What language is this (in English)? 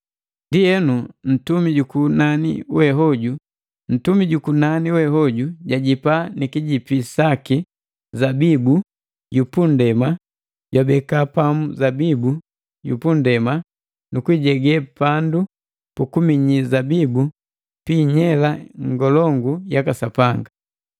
Matengo